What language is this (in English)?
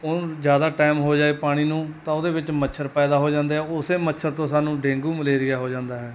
Punjabi